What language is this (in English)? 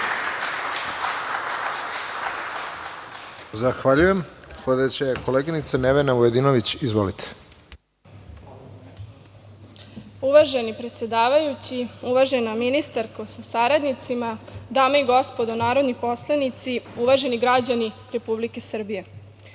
Serbian